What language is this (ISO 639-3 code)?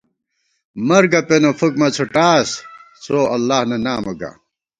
gwt